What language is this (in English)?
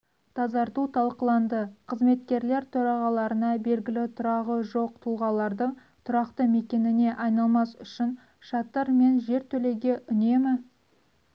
Kazakh